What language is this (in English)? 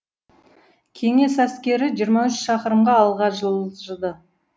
Kazakh